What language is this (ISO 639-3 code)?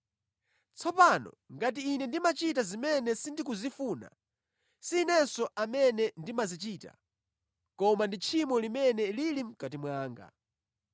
nya